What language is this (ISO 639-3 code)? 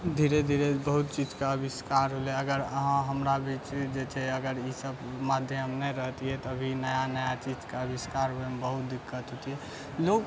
mai